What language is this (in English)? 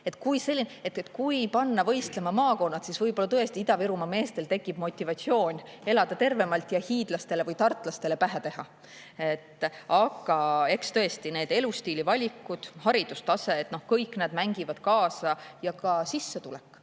Estonian